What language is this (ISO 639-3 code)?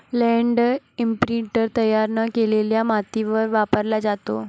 mar